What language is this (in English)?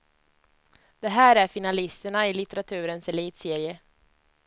Swedish